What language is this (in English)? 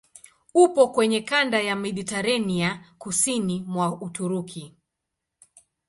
Swahili